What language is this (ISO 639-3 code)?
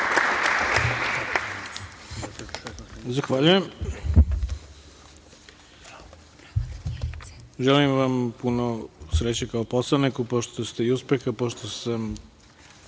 srp